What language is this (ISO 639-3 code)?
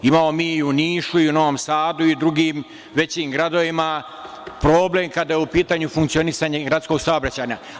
srp